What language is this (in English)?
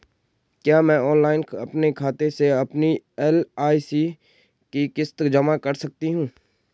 Hindi